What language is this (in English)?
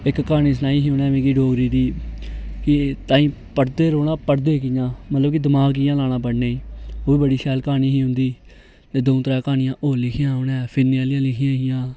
Dogri